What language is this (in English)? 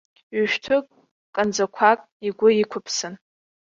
Abkhazian